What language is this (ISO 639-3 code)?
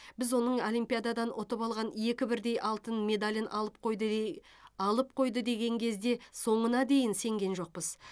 kaz